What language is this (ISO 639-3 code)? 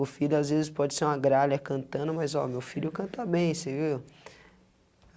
por